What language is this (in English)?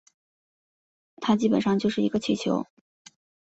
Chinese